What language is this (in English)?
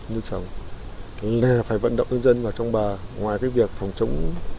Vietnamese